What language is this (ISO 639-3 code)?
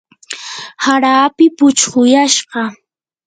qur